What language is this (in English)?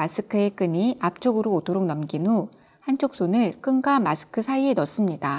Korean